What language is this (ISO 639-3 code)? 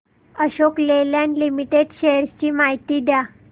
mar